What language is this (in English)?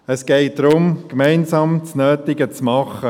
Swiss German